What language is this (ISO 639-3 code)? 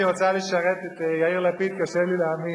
heb